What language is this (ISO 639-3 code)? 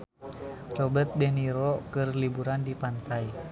sun